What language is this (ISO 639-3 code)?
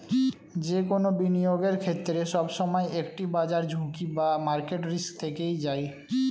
ben